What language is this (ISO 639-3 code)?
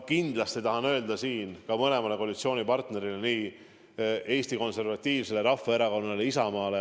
est